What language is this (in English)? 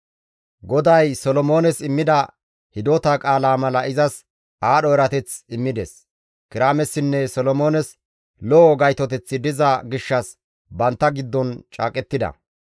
Gamo